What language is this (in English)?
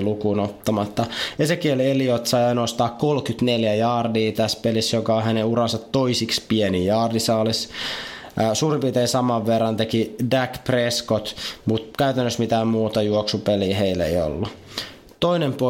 Finnish